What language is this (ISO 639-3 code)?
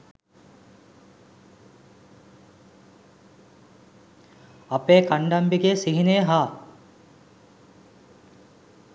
sin